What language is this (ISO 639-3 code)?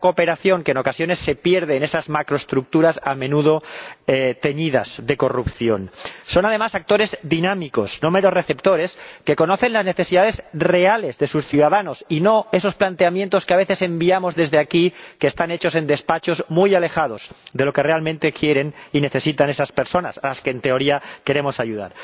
spa